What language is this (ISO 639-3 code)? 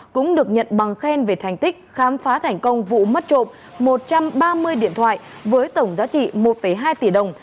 vie